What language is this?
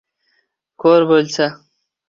Uzbek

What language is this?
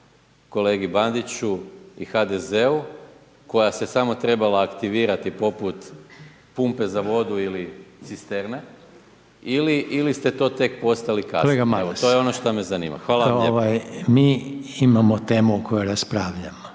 Croatian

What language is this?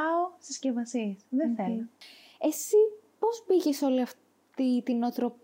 Greek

